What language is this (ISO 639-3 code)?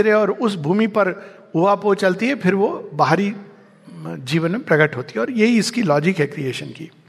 hin